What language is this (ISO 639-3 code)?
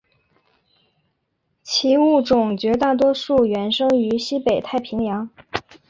zho